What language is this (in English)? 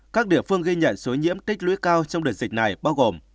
Vietnamese